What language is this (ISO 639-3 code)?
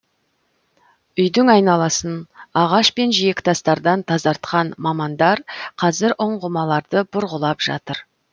kaz